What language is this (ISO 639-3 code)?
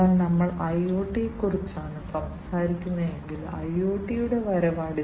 mal